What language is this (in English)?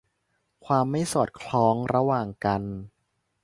Thai